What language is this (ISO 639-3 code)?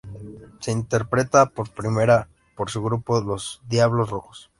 spa